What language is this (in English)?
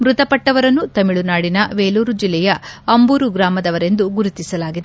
Kannada